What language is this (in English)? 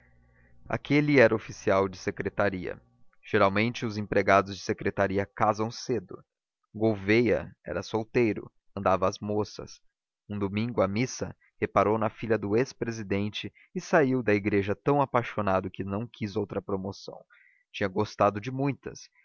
Portuguese